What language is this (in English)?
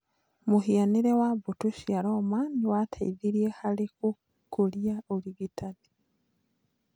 Kikuyu